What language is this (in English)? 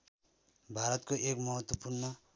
Nepali